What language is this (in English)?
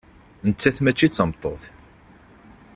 Kabyle